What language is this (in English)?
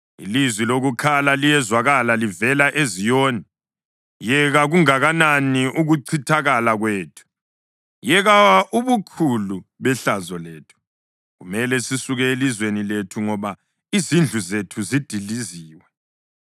North Ndebele